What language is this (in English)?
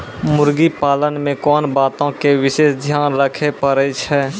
Maithili